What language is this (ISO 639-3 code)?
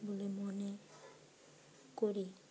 ben